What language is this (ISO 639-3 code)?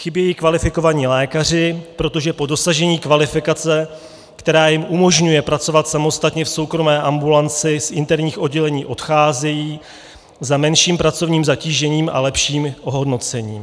ces